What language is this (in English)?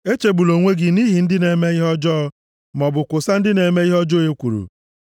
Igbo